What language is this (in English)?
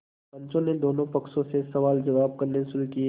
Hindi